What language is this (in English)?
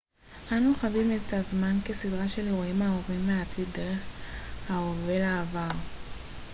Hebrew